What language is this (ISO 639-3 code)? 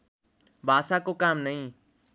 nep